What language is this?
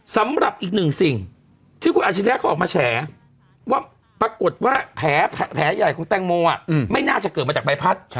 Thai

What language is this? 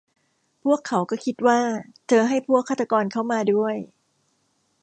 Thai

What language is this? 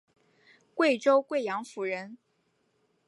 Chinese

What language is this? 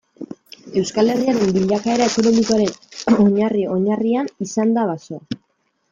Basque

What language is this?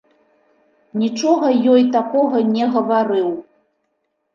Belarusian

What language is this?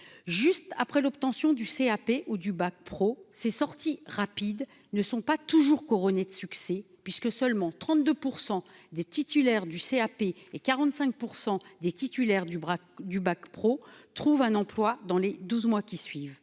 French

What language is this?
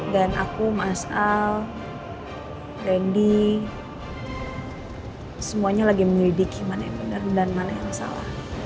Indonesian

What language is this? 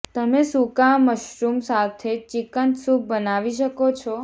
Gujarati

